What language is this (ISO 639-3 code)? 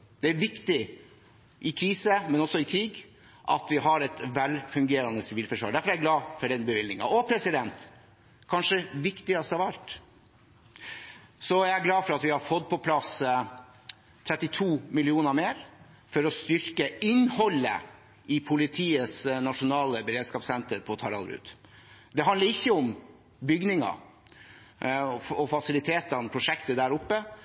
nob